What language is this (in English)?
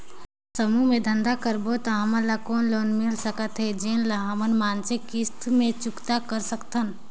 Chhattisgarhi